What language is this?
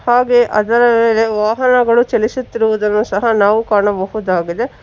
Kannada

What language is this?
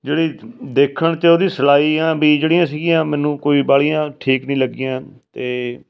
Punjabi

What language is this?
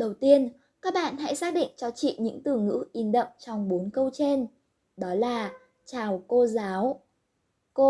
Vietnamese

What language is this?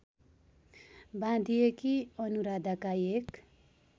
Nepali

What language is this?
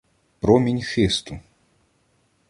Ukrainian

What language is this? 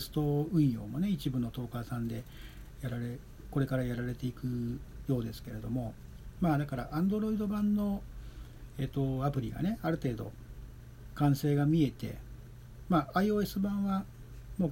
Japanese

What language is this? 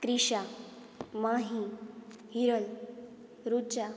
Gujarati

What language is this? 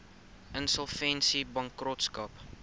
Afrikaans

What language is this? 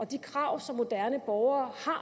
Danish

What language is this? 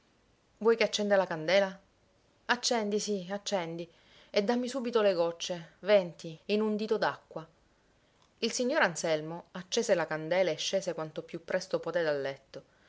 Italian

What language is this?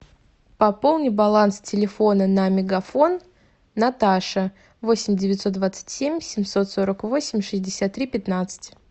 Russian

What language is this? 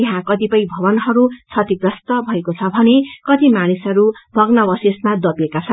Nepali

